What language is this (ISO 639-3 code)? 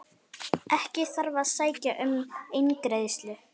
isl